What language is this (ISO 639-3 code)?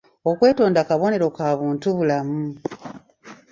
lug